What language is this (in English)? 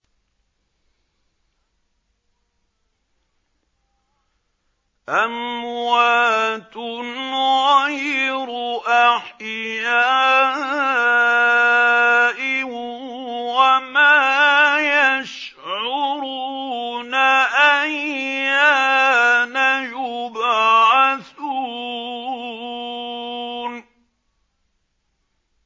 Arabic